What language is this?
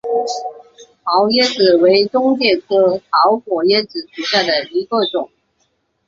Chinese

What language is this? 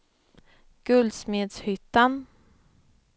Swedish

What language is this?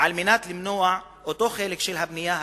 Hebrew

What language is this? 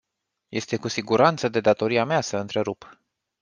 Romanian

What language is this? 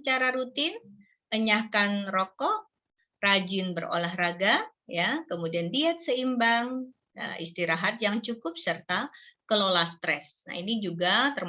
Indonesian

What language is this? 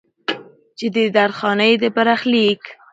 Pashto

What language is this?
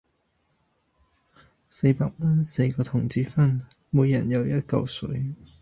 Cantonese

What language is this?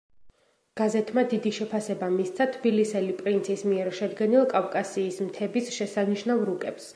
Georgian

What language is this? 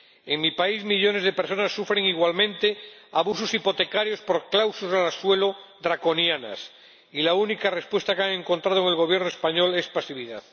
Spanish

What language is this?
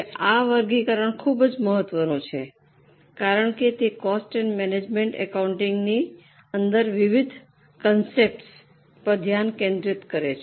Gujarati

